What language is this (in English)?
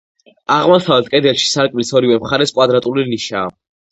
Georgian